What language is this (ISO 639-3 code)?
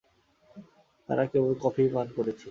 ben